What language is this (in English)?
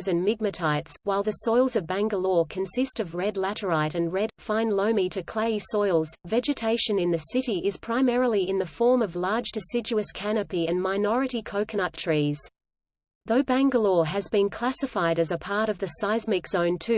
English